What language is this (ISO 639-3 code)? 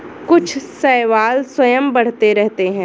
hin